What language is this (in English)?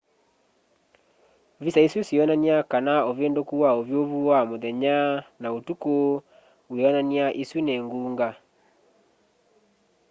Kamba